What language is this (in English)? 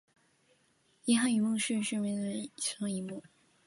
Chinese